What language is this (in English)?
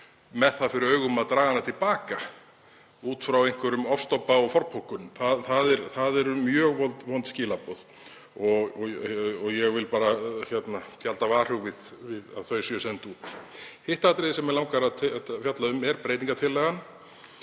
Icelandic